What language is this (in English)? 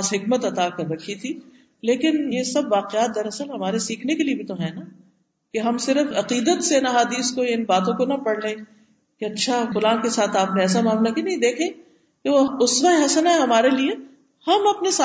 Urdu